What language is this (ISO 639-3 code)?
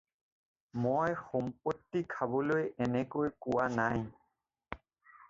asm